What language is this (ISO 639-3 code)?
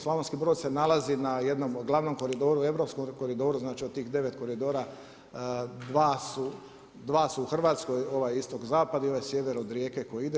hrv